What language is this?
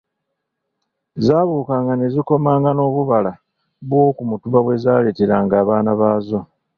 Ganda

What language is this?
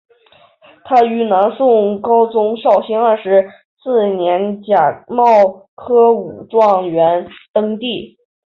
Chinese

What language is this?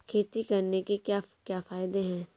Hindi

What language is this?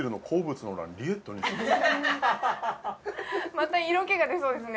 Japanese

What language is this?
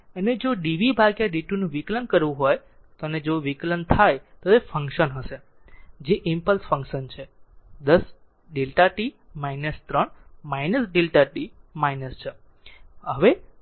Gujarati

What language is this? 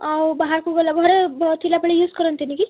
Odia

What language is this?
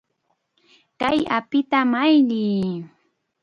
Chiquián Ancash Quechua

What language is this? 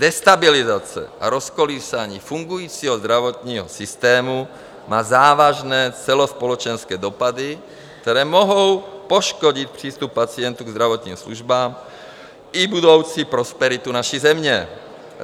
Czech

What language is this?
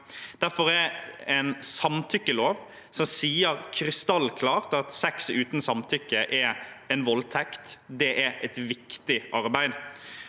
Norwegian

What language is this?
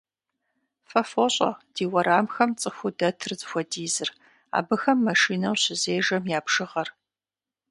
Kabardian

